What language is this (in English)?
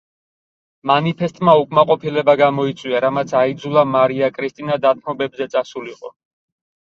Georgian